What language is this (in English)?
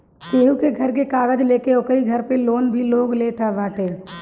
Bhojpuri